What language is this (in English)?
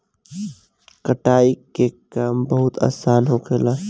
Bhojpuri